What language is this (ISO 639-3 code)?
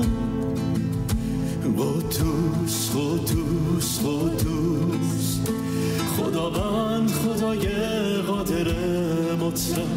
fas